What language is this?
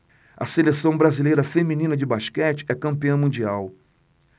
Portuguese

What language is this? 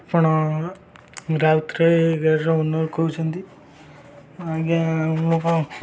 Odia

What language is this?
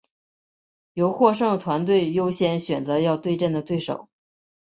Chinese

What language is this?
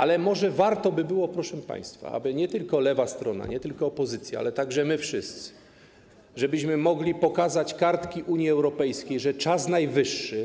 Polish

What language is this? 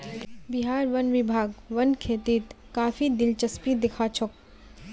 Magahi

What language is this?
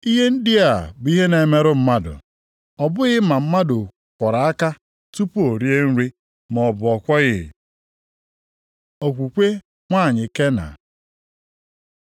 Igbo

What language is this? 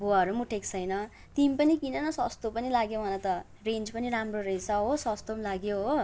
Nepali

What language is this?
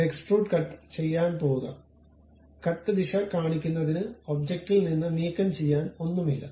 Malayalam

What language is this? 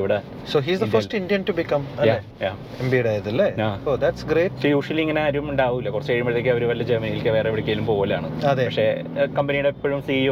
Malayalam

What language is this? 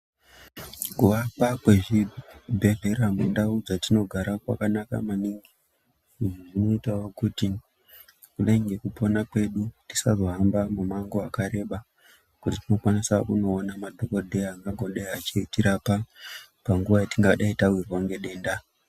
Ndau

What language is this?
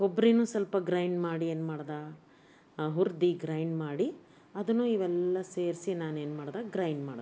Kannada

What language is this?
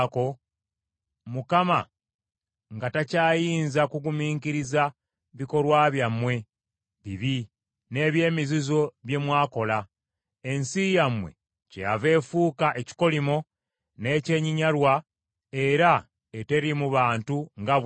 Ganda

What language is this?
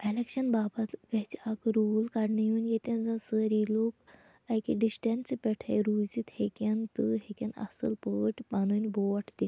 Kashmiri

